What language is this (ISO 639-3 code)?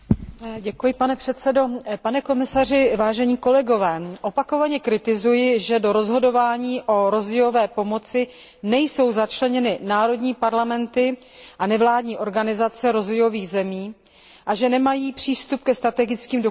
ces